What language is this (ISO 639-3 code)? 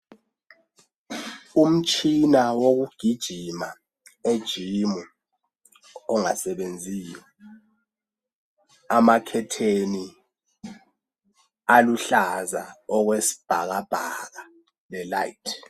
nde